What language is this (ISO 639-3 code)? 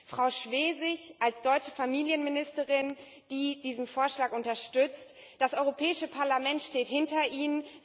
deu